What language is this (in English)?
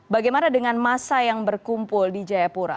Indonesian